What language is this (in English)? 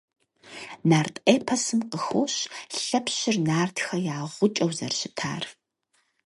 Kabardian